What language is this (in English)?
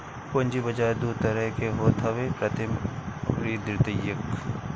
Bhojpuri